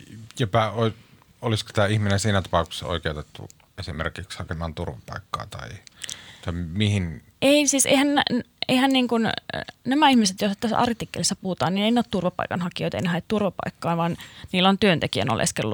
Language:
Finnish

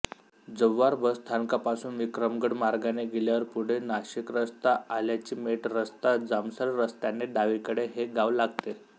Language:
Marathi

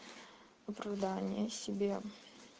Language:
Russian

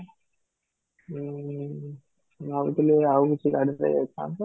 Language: Odia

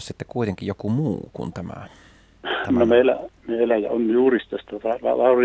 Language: Finnish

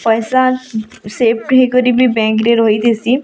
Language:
Odia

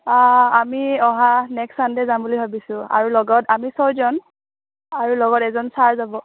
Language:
Assamese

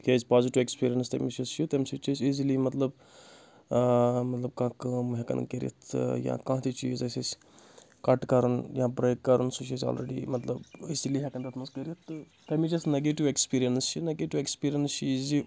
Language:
Kashmiri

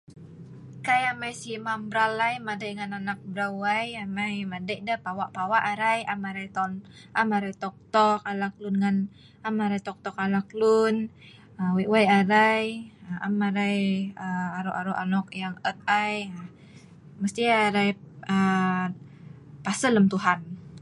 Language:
Sa'ban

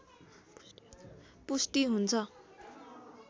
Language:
Nepali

